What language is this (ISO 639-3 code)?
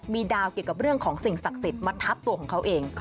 tha